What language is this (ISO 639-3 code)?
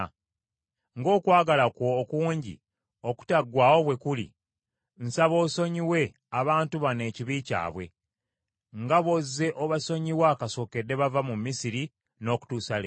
lug